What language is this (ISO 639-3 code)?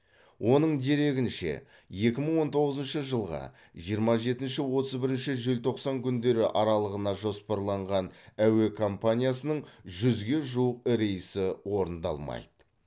kaz